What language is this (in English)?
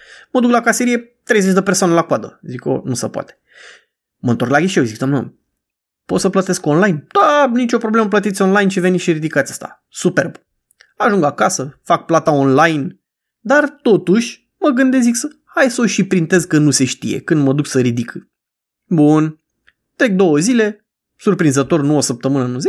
Romanian